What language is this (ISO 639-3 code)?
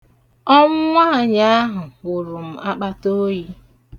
ibo